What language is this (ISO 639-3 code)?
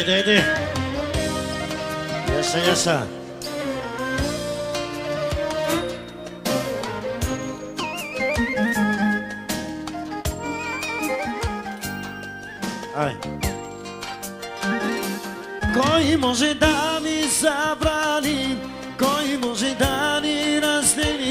pol